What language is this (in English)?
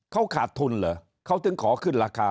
Thai